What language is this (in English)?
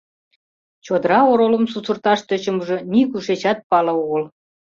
Mari